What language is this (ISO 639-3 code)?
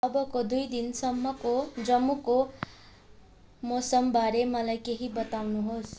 nep